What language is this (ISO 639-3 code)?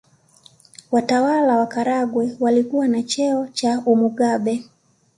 swa